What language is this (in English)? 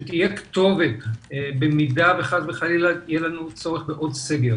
Hebrew